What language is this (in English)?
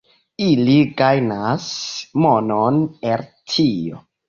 Esperanto